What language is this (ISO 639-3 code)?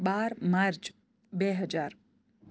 guj